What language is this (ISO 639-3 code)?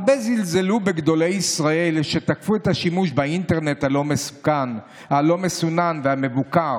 heb